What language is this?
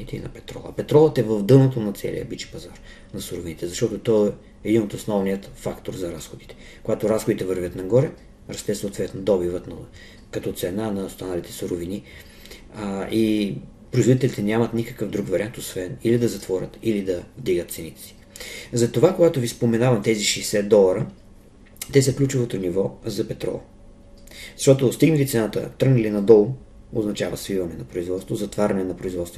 Bulgarian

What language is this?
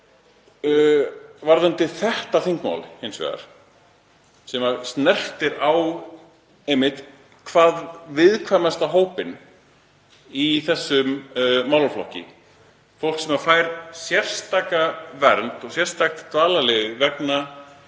Icelandic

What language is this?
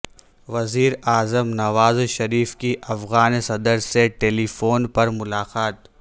Urdu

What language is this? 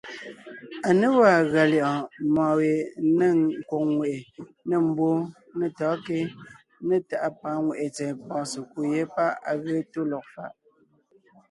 Ngiemboon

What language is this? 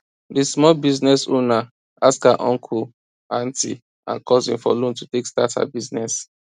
Nigerian Pidgin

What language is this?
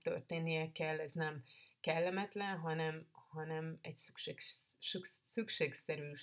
Hungarian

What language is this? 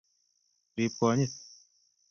Kalenjin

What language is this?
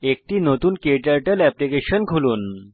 Bangla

